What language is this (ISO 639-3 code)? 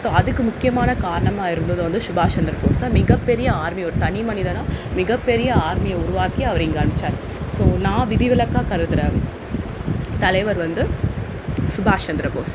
tam